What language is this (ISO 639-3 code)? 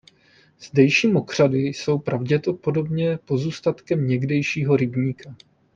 ces